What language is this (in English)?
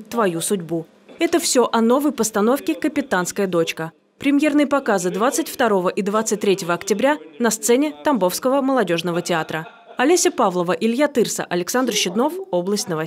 Russian